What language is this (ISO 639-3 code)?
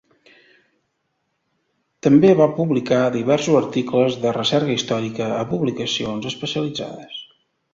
cat